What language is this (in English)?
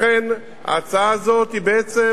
Hebrew